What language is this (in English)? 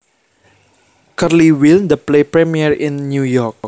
Javanese